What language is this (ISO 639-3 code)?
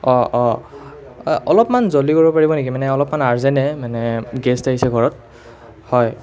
asm